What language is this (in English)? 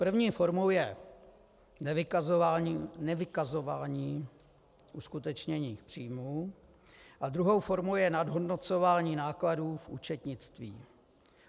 Czech